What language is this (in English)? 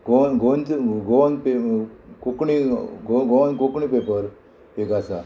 Konkani